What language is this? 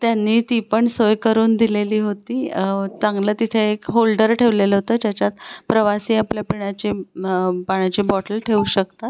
Marathi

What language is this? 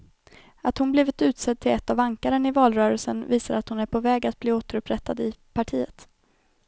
Swedish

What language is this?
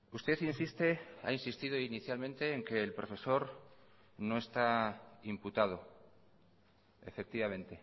Spanish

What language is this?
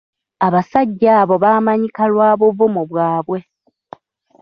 Ganda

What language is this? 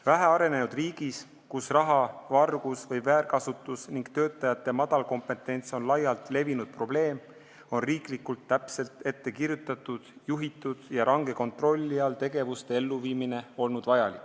Estonian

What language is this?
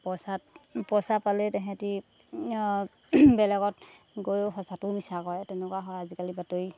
Assamese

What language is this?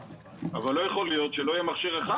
Hebrew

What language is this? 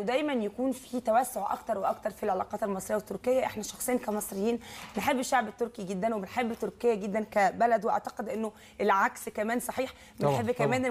Arabic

